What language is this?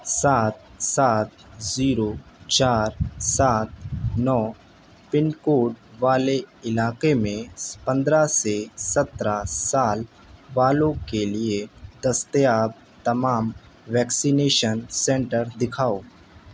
Urdu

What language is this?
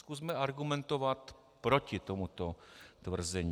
Czech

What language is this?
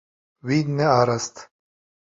Kurdish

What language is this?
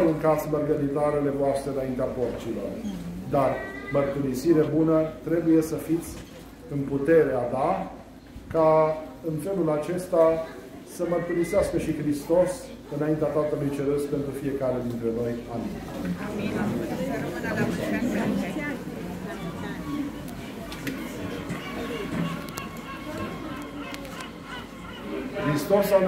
Romanian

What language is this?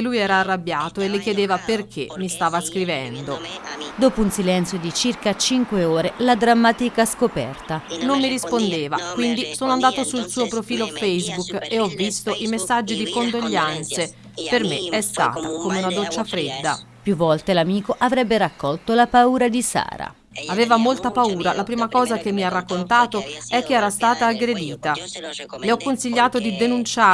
Italian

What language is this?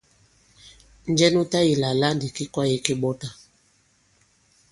Bankon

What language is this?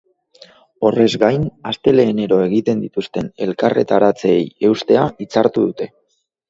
Basque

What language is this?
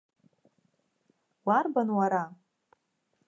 Abkhazian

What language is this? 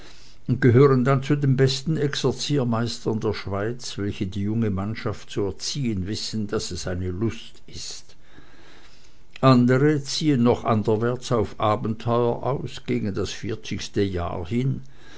German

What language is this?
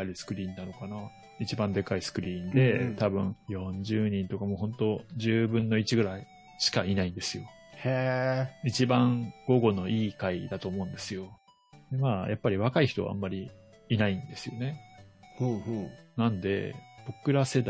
Japanese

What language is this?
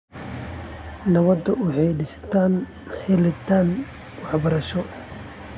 Somali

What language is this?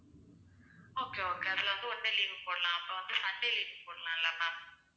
Tamil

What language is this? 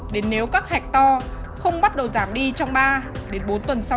Vietnamese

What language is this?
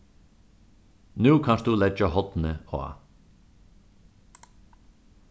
Faroese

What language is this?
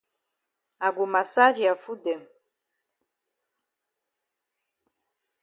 Cameroon Pidgin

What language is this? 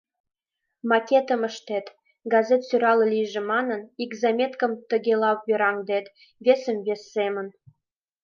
Mari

